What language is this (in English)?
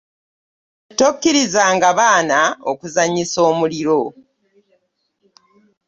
Ganda